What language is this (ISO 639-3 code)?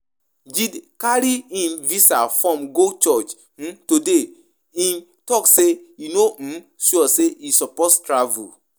pcm